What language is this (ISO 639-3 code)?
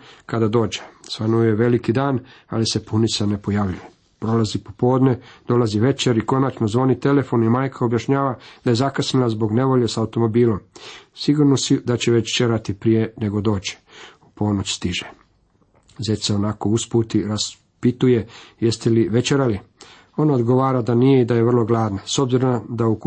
hrv